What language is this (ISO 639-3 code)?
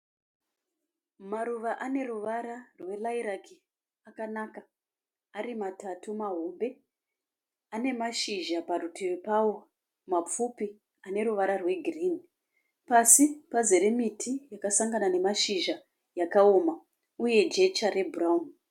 sna